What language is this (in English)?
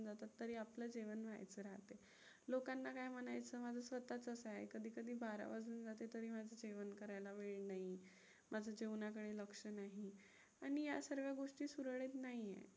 Marathi